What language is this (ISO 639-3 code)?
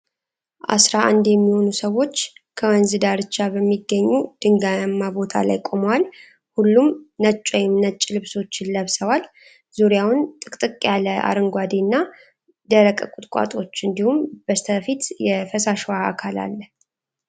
amh